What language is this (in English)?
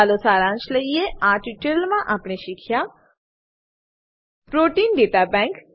Gujarati